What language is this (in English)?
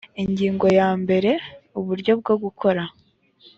Kinyarwanda